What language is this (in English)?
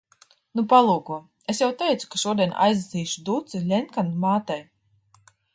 Latvian